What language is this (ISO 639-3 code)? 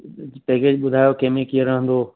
snd